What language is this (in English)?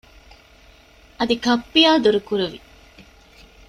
Divehi